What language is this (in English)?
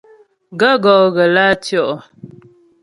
Ghomala